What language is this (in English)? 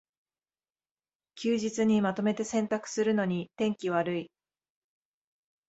Japanese